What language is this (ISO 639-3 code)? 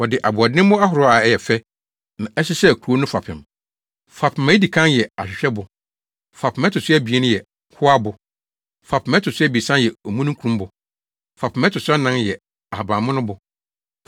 aka